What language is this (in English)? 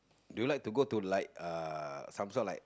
English